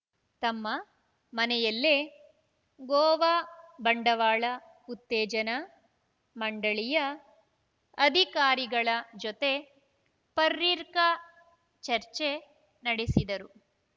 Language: Kannada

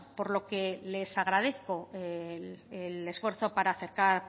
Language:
Spanish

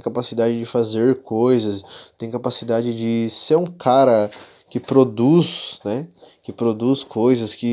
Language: Portuguese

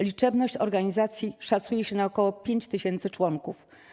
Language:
Polish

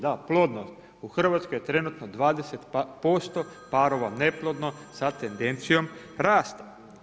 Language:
Croatian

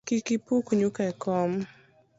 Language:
Luo (Kenya and Tanzania)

